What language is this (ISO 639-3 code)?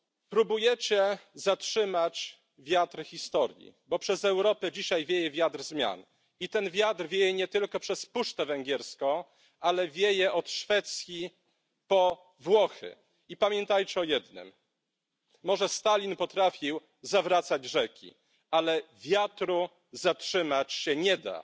pol